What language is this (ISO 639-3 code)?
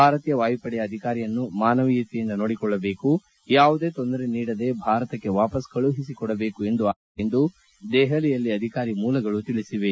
kan